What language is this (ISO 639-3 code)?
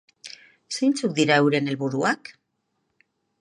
eus